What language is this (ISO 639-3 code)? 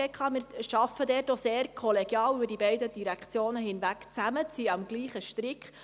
gsw